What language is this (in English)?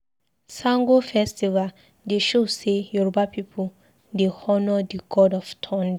Nigerian Pidgin